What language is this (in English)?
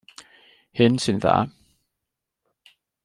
Welsh